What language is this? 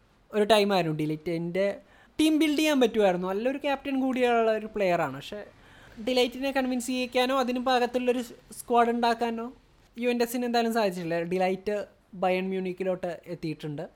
Malayalam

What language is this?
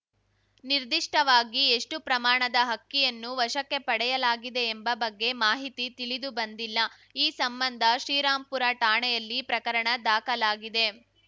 Kannada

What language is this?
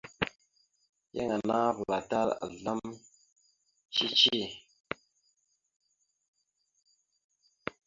Mada (Cameroon)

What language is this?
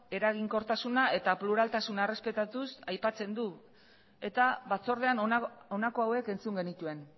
Basque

